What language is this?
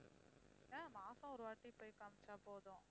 Tamil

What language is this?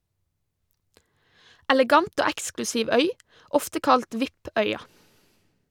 Norwegian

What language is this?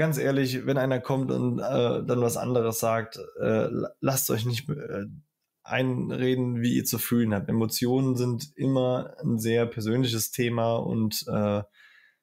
German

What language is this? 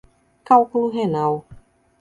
Portuguese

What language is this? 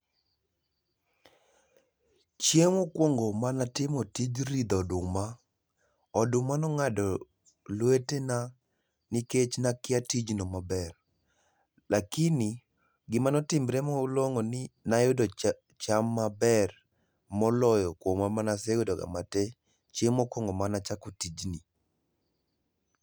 Luo (Kenya and Tanzania)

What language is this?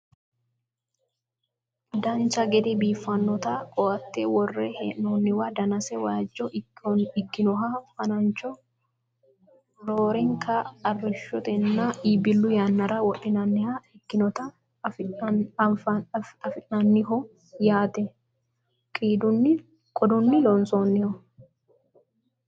Sidamo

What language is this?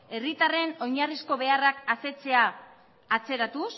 Basque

